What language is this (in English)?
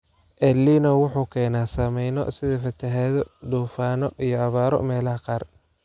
Somali